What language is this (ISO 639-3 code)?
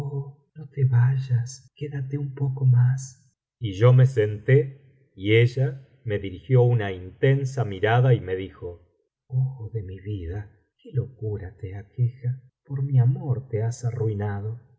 spa